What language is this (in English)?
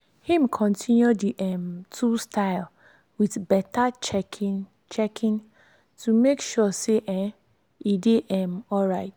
Nigerian Pidgin